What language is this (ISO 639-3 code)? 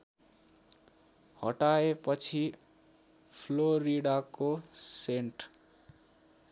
nep